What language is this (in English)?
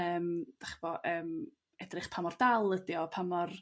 Welsh